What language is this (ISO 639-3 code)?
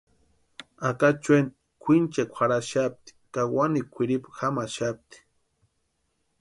pua